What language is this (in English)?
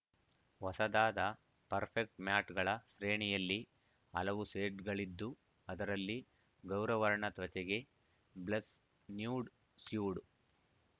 Kannada